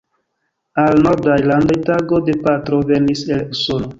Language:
Esperanto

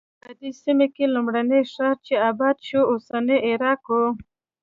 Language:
Pashto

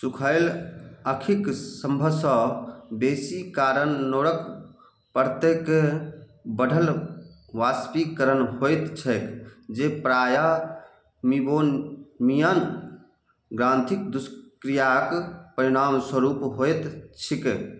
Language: Maithili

